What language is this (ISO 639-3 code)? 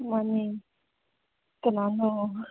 mni